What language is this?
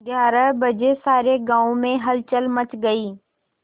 Hindi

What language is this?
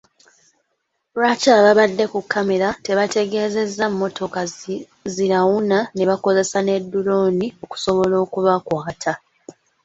Ganda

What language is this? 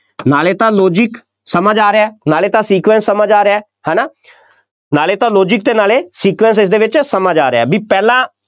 Punjabi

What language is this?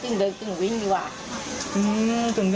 Thai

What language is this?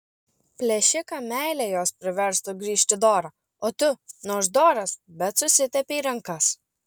Lithuanian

